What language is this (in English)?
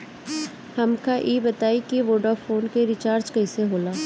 Bhojpuri